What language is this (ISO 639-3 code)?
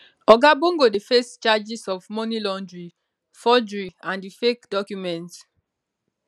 pcm